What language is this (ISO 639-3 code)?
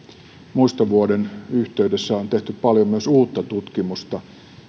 fin